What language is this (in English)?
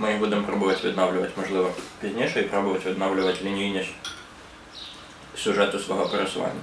Ukrainian